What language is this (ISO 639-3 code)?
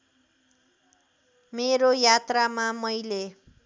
nep